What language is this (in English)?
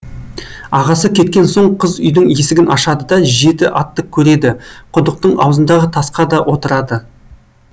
Kazakh